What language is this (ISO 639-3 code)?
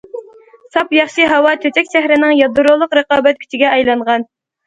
uig